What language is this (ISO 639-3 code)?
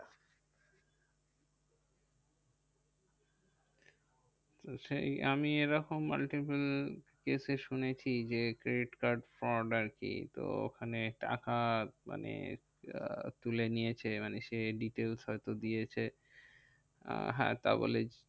ben